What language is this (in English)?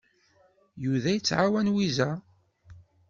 Kabyle